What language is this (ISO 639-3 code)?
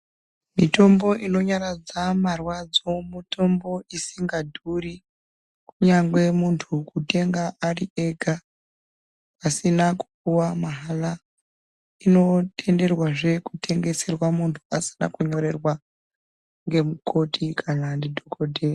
ndc